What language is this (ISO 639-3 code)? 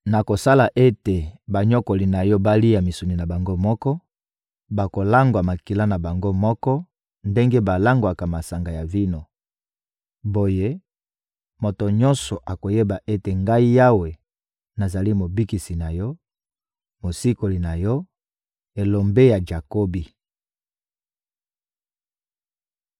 lin